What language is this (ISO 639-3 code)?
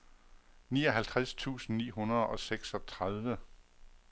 dan